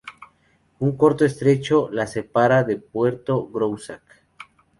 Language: Spanish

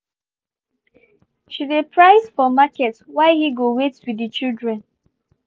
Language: Nigerian Pidgin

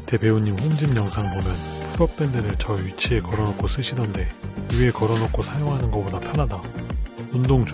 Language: Korean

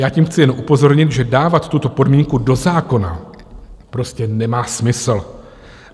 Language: Czech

